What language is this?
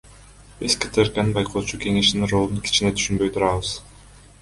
Kyrgyz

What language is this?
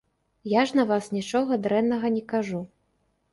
Belarusian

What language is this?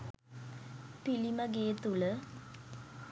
Sinhala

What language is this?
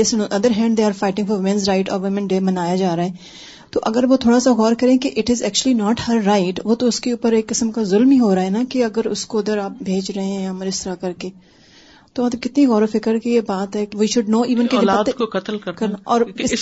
Urdu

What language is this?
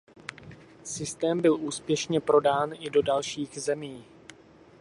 Czech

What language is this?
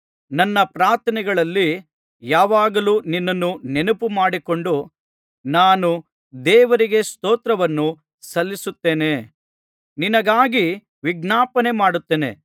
Kannada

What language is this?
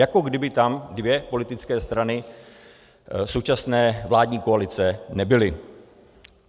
Czech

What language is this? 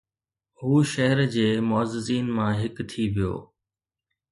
Sindhi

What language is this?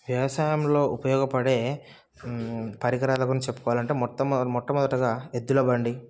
Telugu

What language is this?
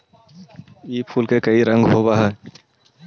Magahi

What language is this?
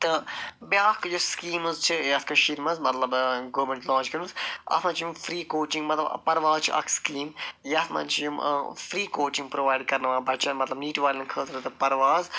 Kashmiri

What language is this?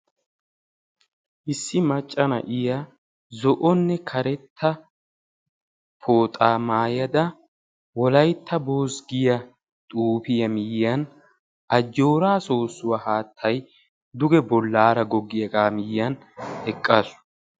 Wolaytta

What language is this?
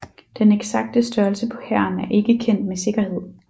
Danish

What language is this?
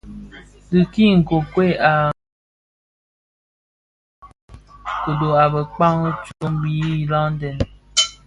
Bafia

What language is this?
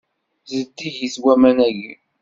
Kabyle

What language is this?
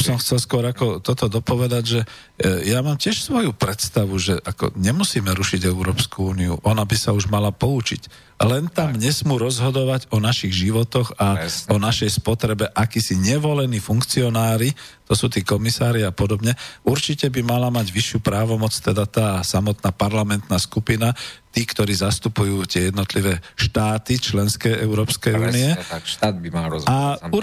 Slovak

